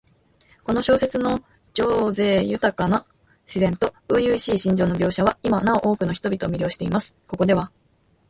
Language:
Japanese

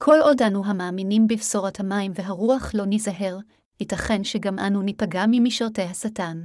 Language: Hebrew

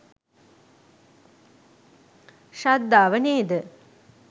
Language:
Sinhala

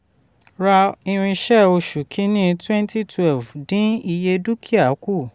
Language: Yoruba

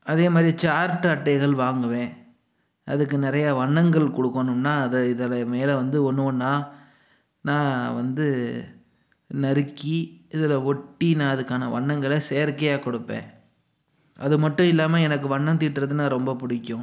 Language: Tamil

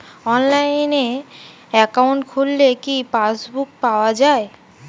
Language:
Bangla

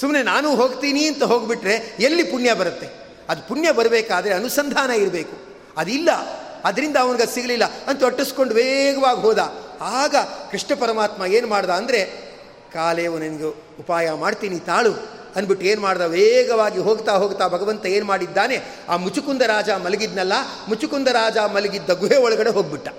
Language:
Kannada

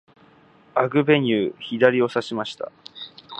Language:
Japanese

